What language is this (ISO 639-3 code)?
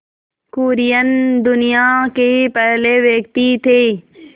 hin